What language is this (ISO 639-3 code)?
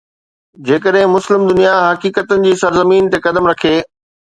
snd